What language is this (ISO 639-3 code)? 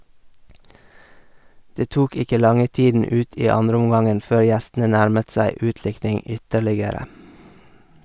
nor